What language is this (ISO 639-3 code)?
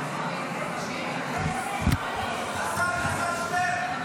heb